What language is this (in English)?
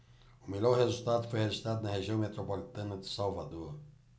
Portuguese